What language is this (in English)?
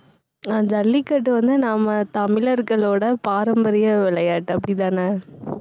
Tamil